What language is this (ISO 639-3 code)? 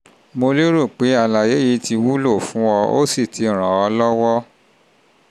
yor